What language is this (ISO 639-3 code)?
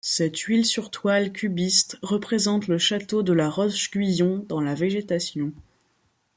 fra